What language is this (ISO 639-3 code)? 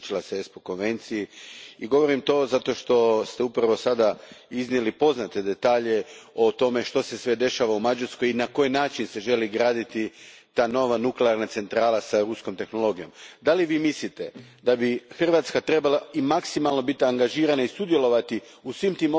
hrv